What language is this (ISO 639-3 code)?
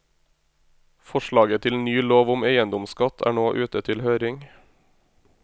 nor